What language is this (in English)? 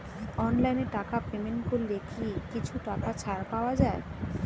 Bangla